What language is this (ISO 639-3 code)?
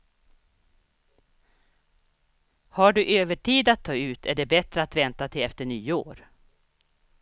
swe